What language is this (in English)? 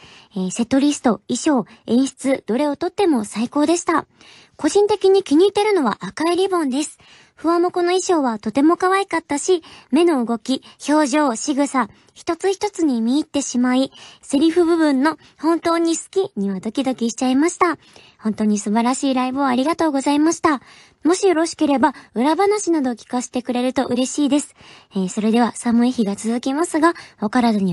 Japanese